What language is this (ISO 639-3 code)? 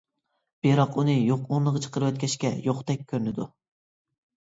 uig